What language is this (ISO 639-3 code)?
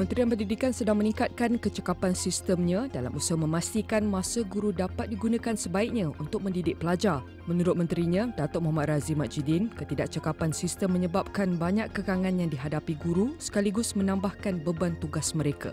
msa